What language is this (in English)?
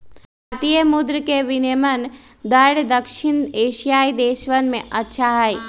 Magahi